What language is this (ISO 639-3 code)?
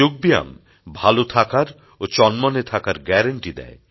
ben